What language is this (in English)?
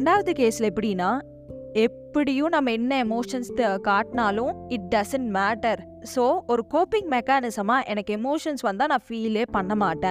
Tamil